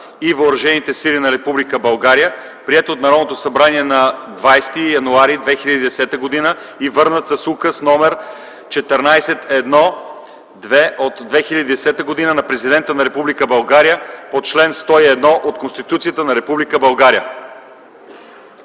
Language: Bulgarian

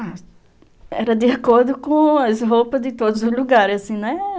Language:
Portuguese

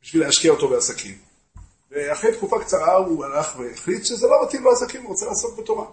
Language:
Hebrew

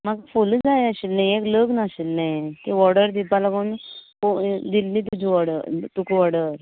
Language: Konkani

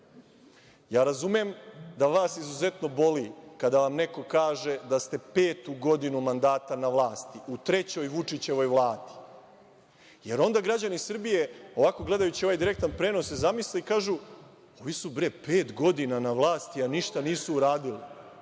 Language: Serbian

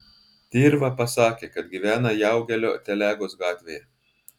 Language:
Lithuanian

